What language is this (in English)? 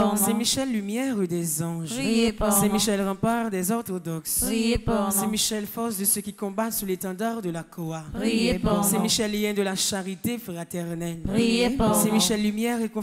French